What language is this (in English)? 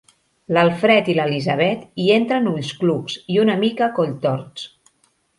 Catalan